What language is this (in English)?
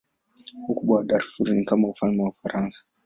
Swahili